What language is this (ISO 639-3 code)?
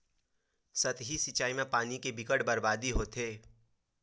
hne